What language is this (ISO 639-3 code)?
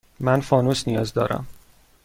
fas